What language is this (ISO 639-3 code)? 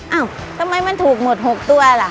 tha